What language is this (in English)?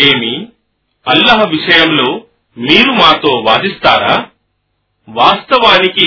Telugu